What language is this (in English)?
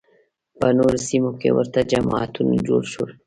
Pashto